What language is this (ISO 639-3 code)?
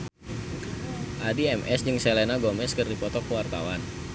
sun